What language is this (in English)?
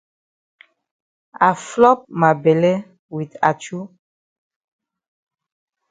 Cameroon Pidgin